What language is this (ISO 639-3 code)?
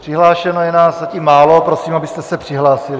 ces